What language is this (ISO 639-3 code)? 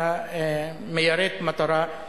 heb